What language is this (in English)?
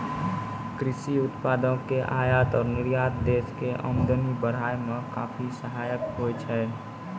Maithili